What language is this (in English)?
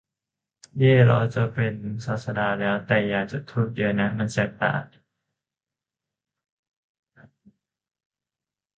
Thai